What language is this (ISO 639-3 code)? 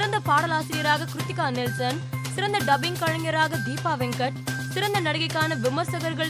tam